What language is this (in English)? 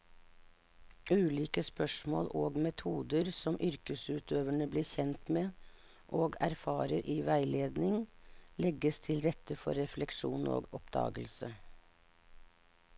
Norwegian